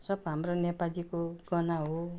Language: Nepali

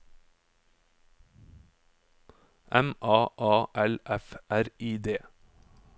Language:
Norwegian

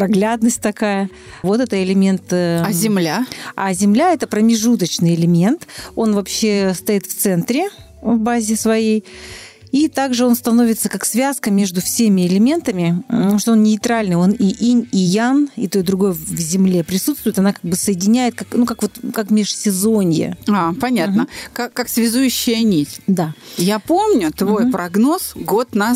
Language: Russian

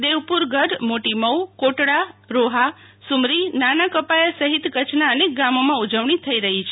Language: Gujarati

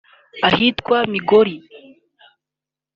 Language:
Kinyarwanda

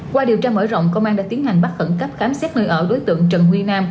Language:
Vietnamese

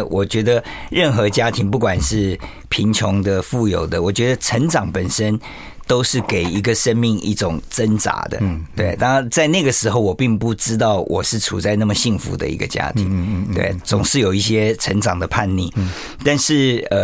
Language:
Chinese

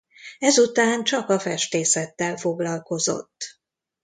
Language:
Hungarian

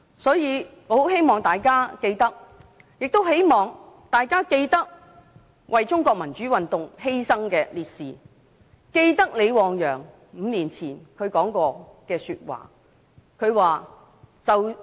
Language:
Cantonese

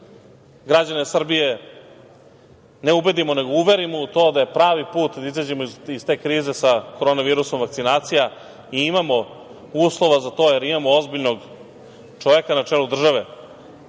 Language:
Serbian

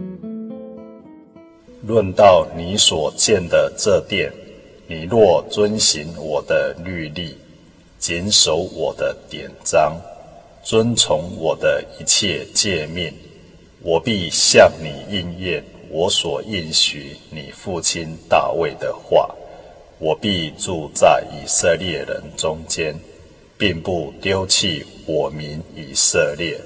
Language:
Chinese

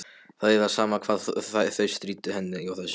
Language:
Icelandic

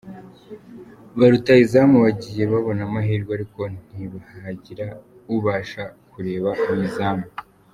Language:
Kinyarwanda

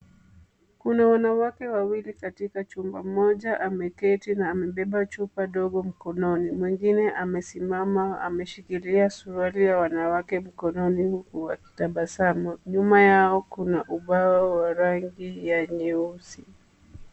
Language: Swahili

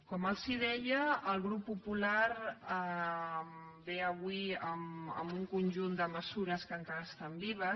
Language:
Catalan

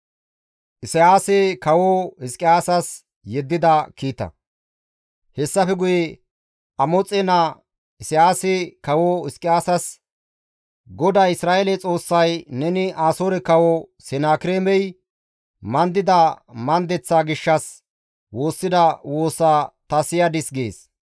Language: Gamo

